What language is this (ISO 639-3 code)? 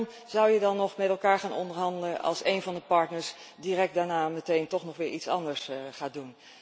nld